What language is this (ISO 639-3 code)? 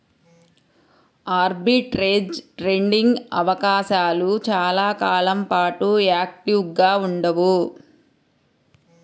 tel